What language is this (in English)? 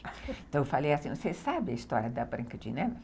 Portuguese